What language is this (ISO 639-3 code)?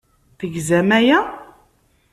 kab